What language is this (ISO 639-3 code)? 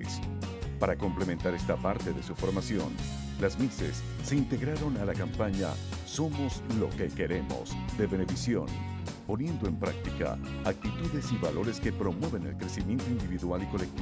spa